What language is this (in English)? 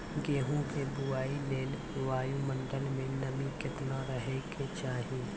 Maithili